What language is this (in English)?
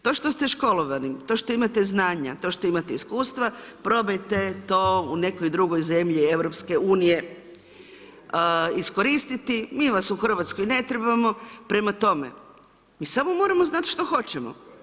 Croatian